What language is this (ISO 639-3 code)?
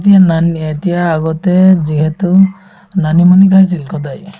asm